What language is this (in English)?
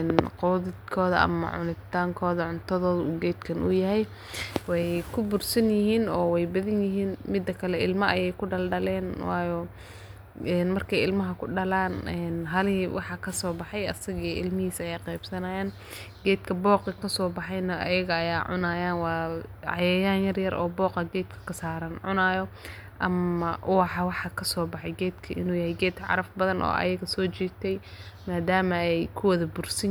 Somali